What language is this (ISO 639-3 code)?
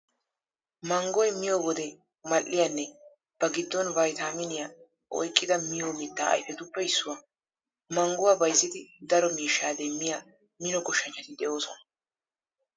wal